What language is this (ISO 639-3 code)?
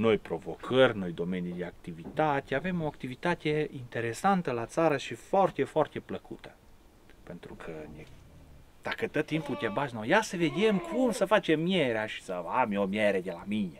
ron